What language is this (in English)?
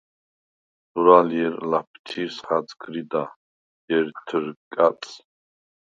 Svan